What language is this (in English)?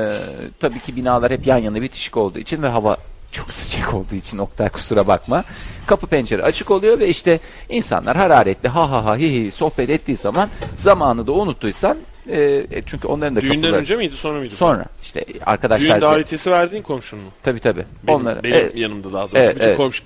Turkish